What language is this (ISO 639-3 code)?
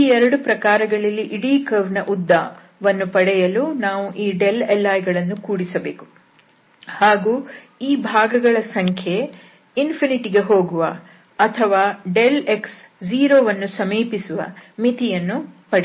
kan